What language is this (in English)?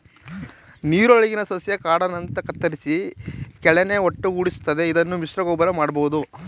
Kannada